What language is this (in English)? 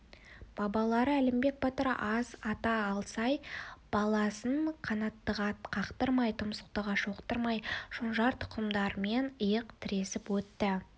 Kazakh